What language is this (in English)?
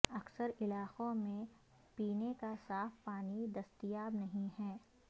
Urdu